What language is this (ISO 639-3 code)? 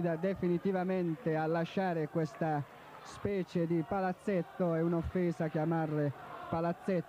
ita